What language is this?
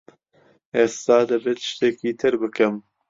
Central Kurdish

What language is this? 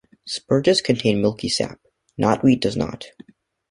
English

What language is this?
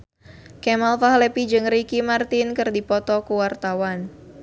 Sundanese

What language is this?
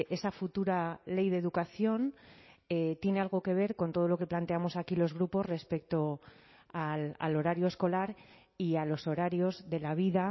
Spanish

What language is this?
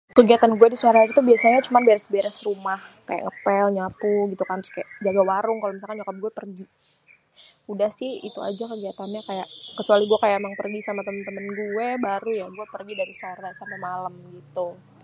Betawi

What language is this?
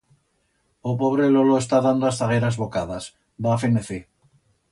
Aragonese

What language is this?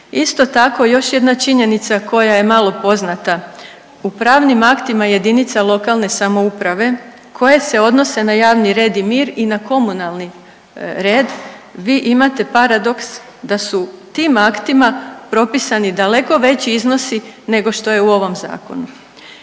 Croatian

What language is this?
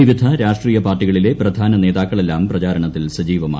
Malayalam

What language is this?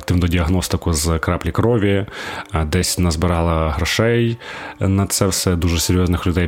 Ukrainian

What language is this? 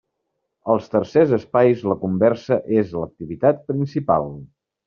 Catalan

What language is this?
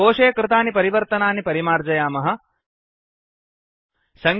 Sanskrit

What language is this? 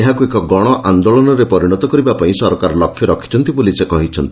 Odia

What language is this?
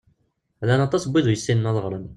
Kabyle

